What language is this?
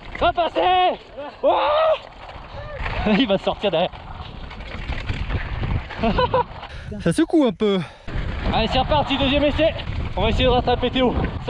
French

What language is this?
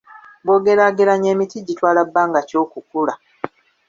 Ganda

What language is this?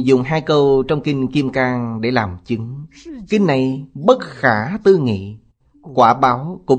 Vietnamese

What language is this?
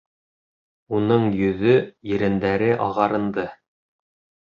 Bashkir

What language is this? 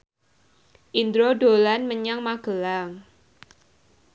Javanese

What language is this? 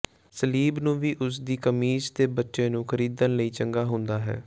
Punjabi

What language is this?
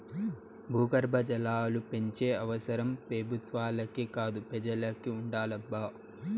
Telugu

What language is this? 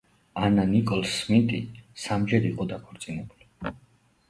Georgian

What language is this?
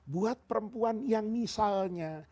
Indonesian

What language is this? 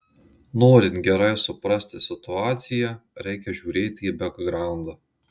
Lithuanian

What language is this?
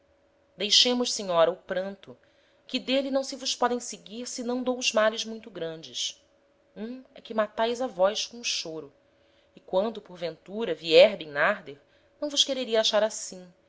Portuguese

